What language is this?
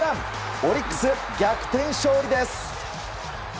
Japanese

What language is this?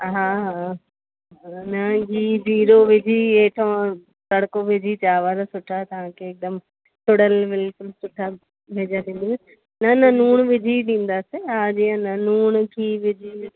Sindhi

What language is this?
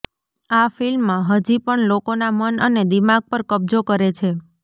Gujarati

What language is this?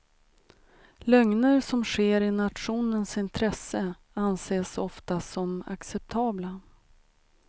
Swedish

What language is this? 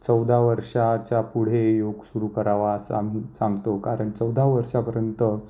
Marathi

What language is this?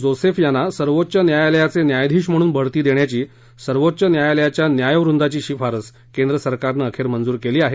Marathi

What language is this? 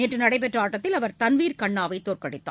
Tamil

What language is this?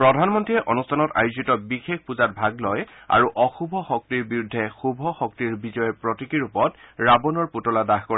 Assamese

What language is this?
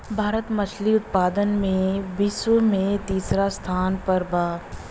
Bhojpuri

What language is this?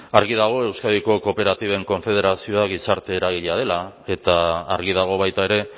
Basque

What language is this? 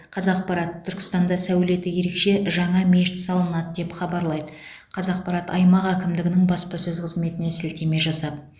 Kazakh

